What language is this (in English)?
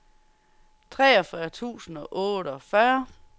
Danish